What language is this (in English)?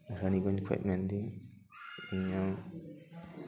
Santali